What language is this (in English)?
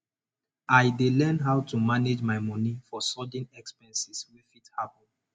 Nigerian Pidgin